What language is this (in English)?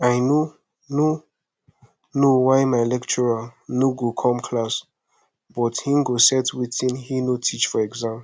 Nigerian Pidgin